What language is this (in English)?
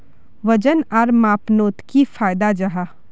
Magahi